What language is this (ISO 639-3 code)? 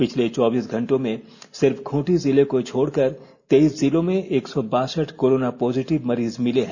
hin